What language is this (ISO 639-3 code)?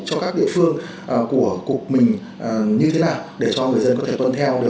vie